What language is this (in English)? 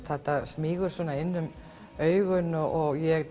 Icelandic